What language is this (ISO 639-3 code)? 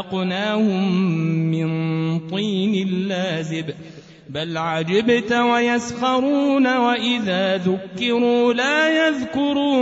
ara